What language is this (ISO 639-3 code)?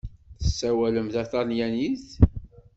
kab